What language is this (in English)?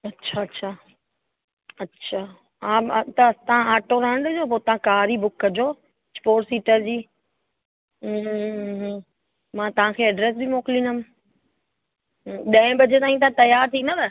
Sindhi